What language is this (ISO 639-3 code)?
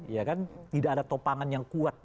ind